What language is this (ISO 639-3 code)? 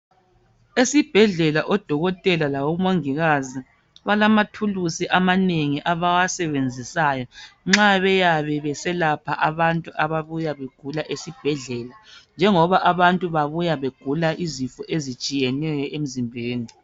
nde